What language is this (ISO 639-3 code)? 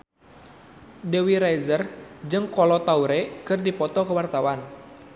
sun